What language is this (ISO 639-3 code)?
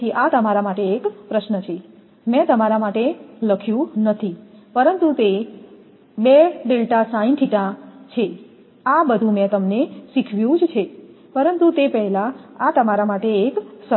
guj